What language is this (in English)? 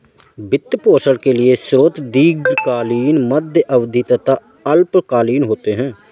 Hindi